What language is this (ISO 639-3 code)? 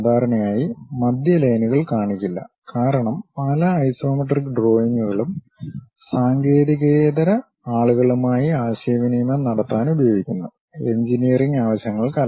mal